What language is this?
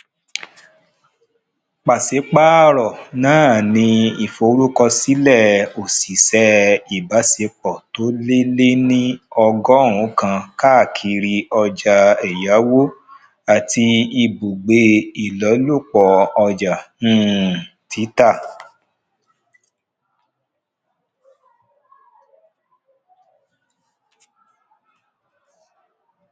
Yoruba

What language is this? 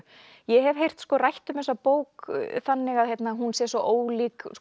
Icelandic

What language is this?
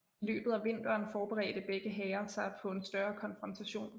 Danish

